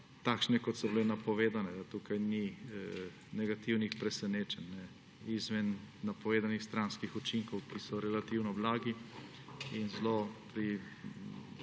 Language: Slovenian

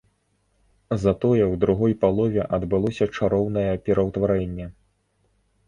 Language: Belarusian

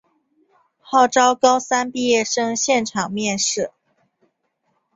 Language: Chinese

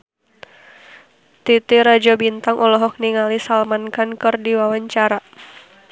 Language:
Sundanese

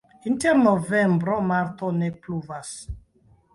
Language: Esperanto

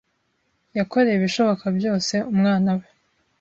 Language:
Kinyarwanda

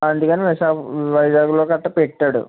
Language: Telugu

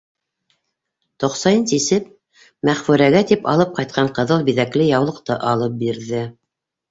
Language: Bashkir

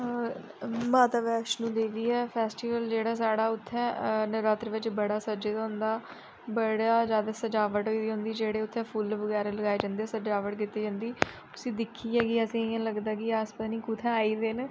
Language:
Dogri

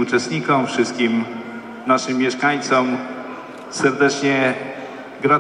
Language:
Polish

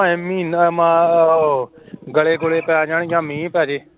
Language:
Punjabi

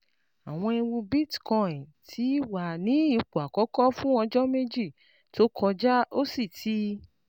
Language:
Yoruba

